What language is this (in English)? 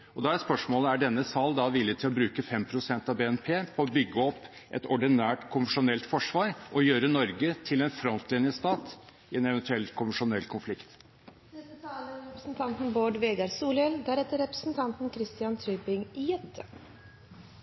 Norwegian